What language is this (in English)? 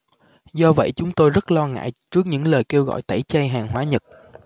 Vietnamese